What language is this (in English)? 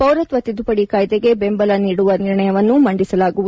Kannada